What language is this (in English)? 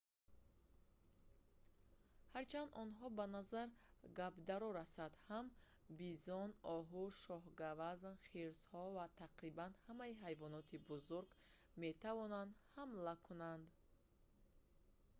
Tajik